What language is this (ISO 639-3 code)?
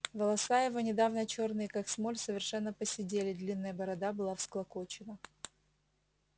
rus